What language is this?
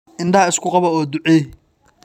Somali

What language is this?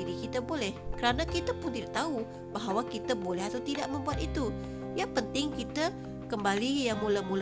Malay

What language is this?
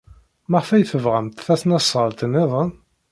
Kabyle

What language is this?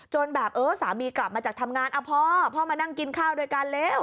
Thai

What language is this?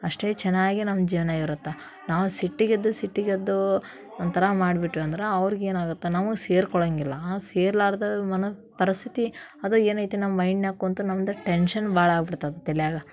Kannada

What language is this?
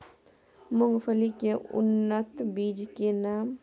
Maithili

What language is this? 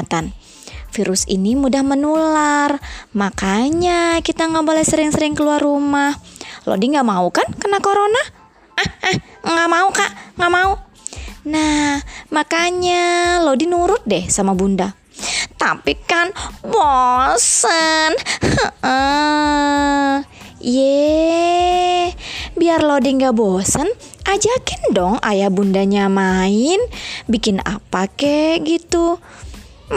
Indonesian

